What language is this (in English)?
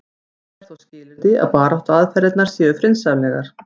Icelandic